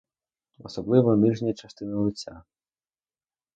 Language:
Ukrainian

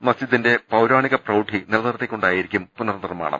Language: Malayalam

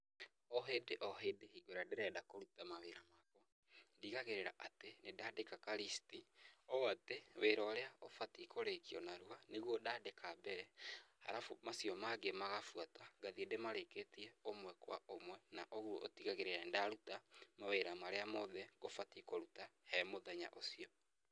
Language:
Kikuyu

